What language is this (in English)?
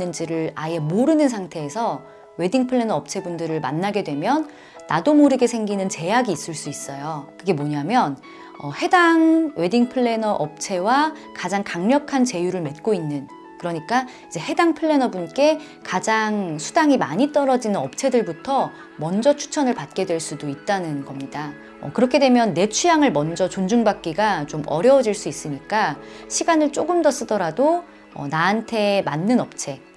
Korean